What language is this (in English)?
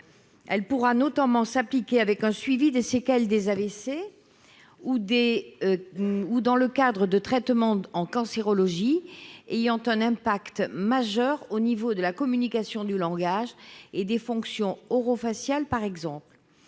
French